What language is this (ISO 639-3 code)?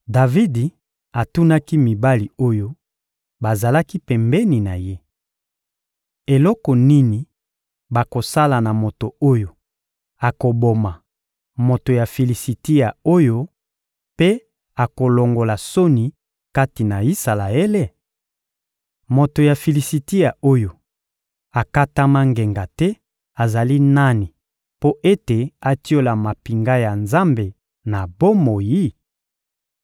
lin